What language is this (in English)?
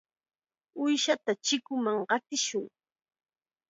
Chiquián Ancash Quechua